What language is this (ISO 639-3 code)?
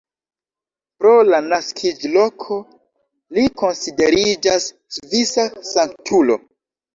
epo